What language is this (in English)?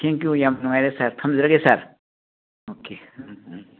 Manipuri